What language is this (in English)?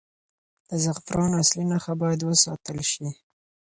Pashto